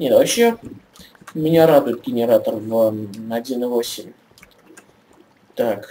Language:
Russian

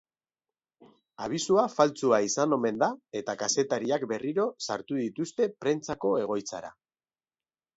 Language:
Basque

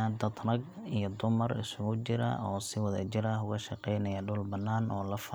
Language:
Somali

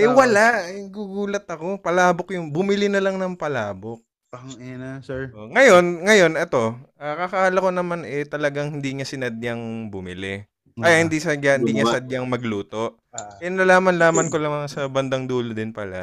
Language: Filipino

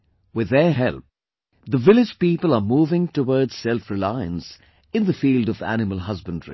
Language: English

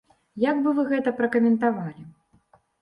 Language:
Belarusian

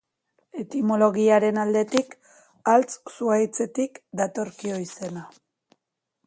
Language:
Basque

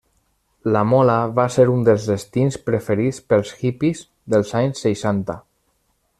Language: Catalan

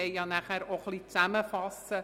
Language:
Swiss German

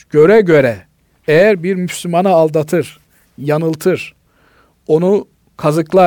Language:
Turkish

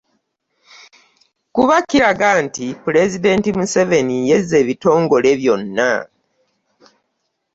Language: Ganda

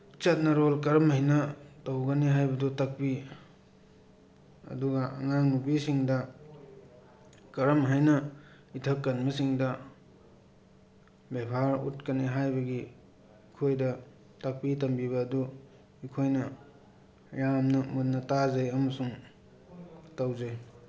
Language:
Manipuri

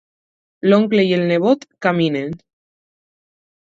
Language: Catalan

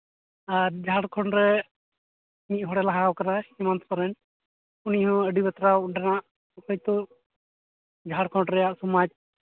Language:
Santali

